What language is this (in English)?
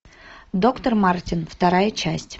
Russian